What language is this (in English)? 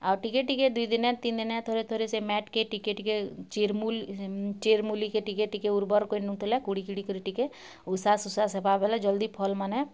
Odia